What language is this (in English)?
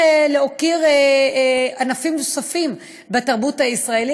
Hebrew